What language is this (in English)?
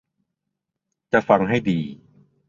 Thai